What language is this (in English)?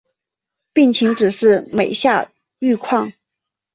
Chinese